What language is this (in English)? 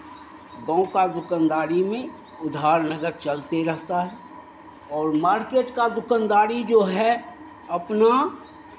Hindi